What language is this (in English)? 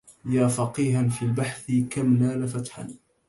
Arabic